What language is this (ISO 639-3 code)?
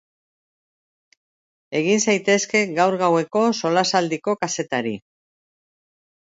eus